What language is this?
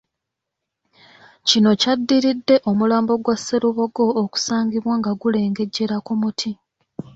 Ganda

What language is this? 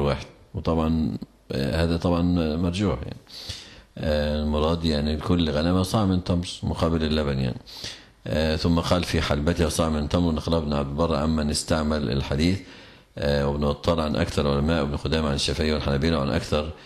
Arabic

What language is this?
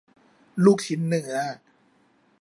Thai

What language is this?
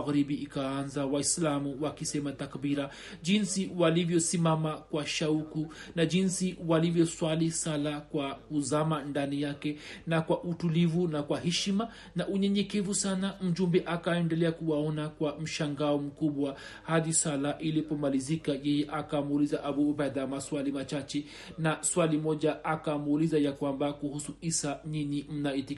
Swahili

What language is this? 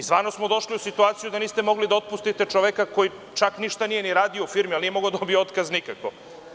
Serbian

